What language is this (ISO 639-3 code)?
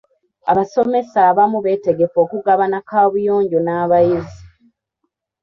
lug